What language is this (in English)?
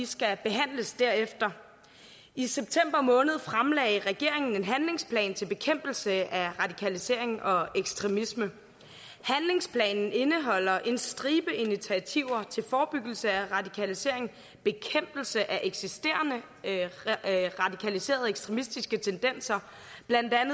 Danish